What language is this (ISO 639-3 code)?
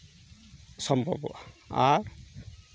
sat